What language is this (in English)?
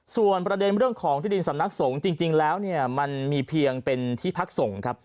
Thai